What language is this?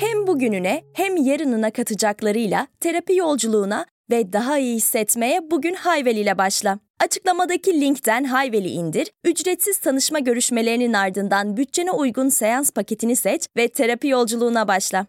Turkish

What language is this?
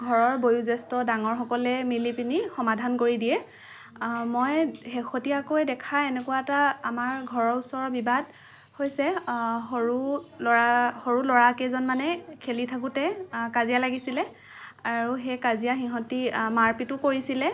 Assamese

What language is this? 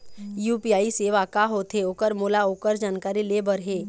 Chhattisgarhi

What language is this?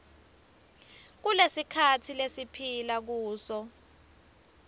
Swati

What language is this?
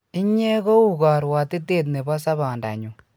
Kalenjin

